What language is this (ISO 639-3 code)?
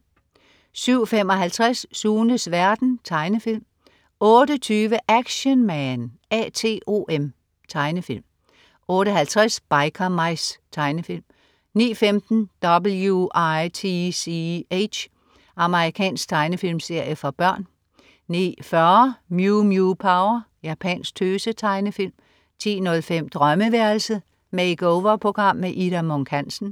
dan